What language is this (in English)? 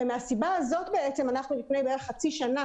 Hebrew